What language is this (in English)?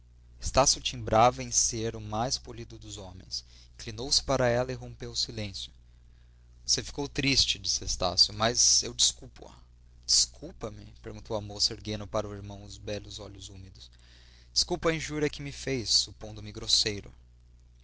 Portuguese